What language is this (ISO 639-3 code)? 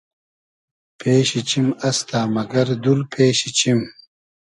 haz